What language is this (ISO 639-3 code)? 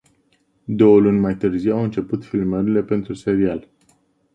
ron